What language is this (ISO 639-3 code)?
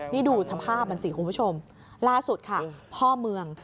tha